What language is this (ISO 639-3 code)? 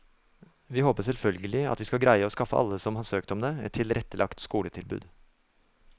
nor